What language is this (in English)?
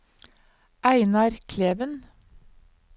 Norwegian